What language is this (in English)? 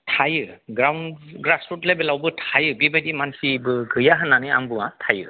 Bodo